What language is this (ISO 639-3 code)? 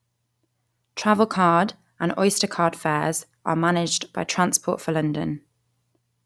eng